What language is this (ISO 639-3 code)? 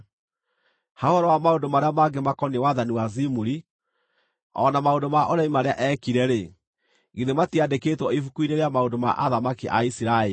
kik